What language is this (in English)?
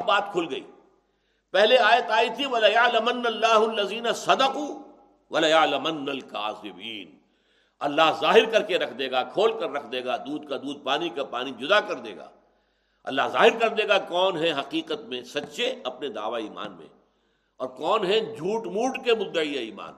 Urdu